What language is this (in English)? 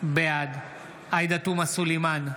Hebrew